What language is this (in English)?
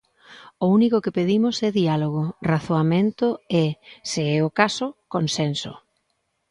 Galician